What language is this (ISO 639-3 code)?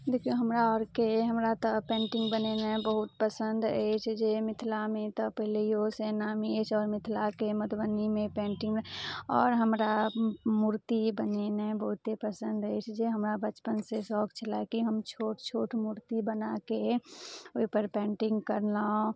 mai